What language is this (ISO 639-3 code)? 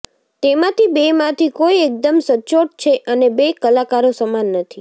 guj